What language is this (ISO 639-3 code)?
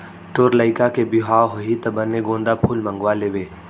hne